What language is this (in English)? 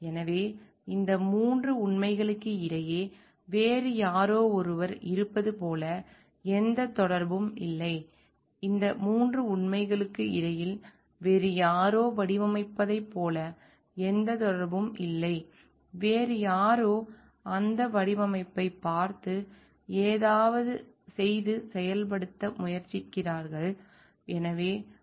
Tamil